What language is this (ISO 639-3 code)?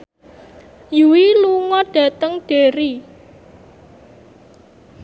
jav